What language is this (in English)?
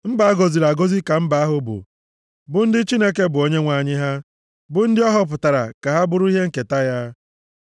Igbo